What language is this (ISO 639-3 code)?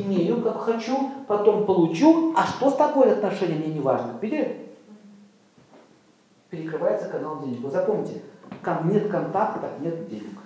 rus